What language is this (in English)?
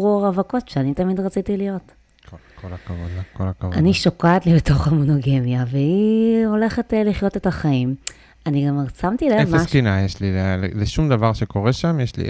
Hebrew